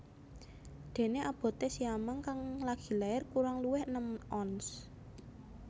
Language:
Javanese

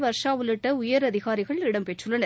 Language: Tamil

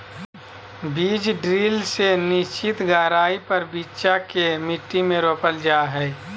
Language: Magahi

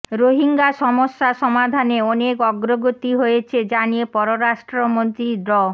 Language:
Bangla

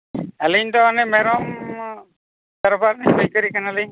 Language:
Santali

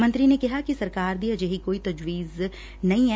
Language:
Punjabi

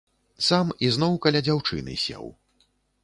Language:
Belarusian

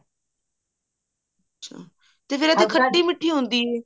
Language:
Punjabi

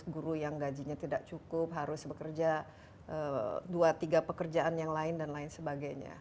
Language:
Indonesian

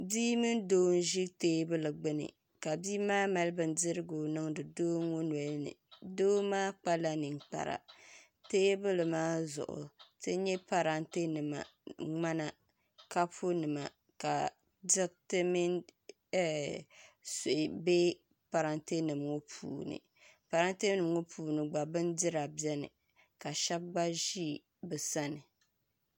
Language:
Dagbani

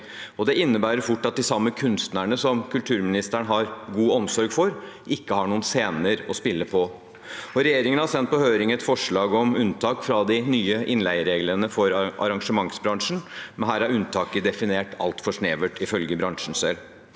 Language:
Norwegian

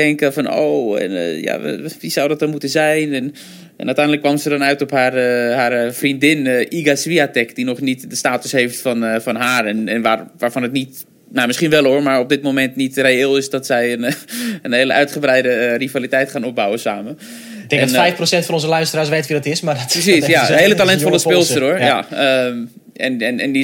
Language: Dutch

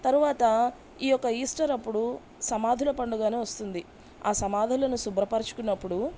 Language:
Telugu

